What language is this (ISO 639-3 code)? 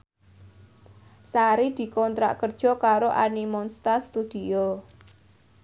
jav